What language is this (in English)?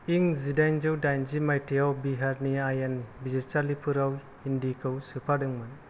Bodo